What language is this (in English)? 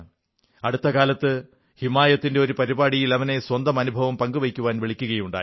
Malayalam